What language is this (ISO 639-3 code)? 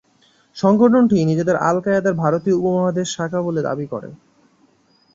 ben